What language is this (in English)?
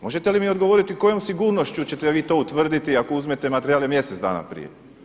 Croatian